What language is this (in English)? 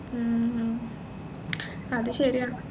Malayalam